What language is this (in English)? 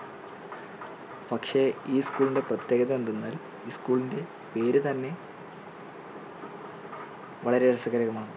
Malayalam